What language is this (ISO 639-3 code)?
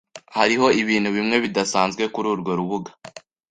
kin